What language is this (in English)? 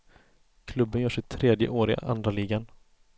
Swedish